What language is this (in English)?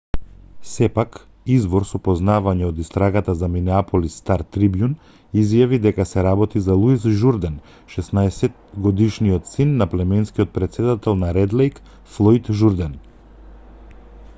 Macedonian